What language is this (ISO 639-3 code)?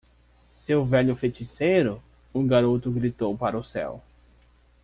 por